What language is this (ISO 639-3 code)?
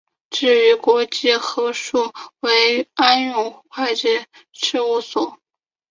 zho